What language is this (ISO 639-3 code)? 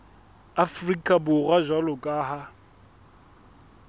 sot